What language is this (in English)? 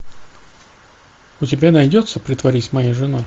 Russian